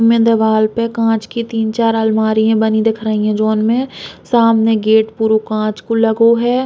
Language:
Bundeli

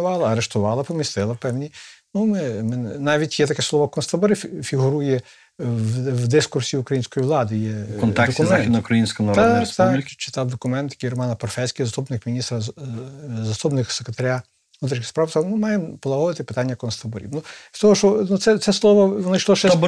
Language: Ukrainian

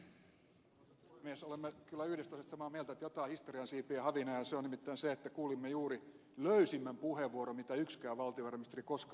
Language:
Finnish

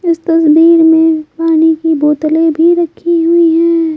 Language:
Hindi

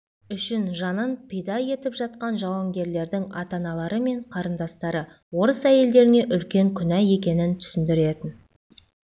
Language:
Kazakh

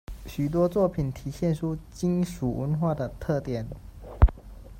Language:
Chinese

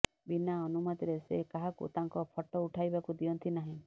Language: Odia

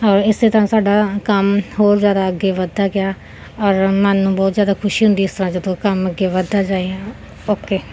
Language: Punjabi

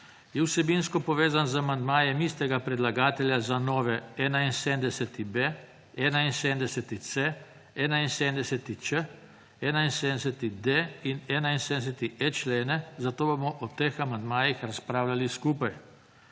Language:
Slovenian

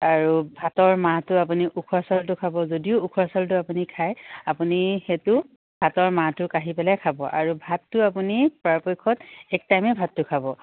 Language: Assamese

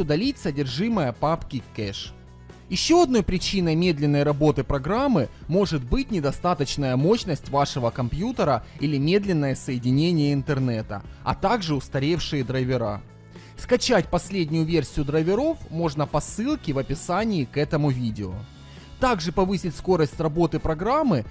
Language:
Russian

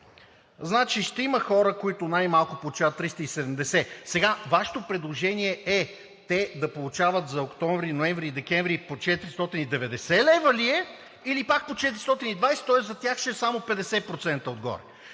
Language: Bulgarian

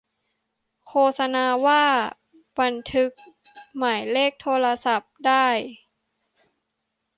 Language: Thai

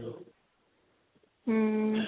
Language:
Punjabi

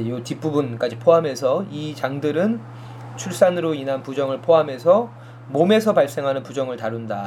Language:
Korean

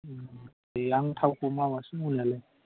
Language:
Bodo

